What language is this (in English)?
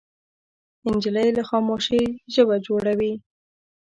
Pashto